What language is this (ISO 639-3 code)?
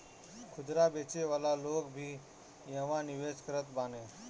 bho